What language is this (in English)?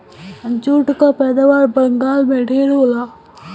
Bhojpuri